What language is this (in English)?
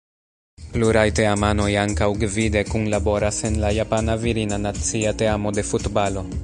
Esperanto